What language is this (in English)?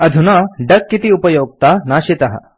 Sanskrit